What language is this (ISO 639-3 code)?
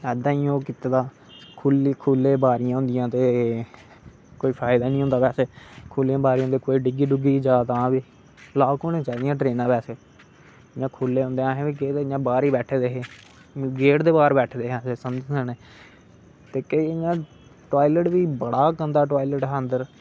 doi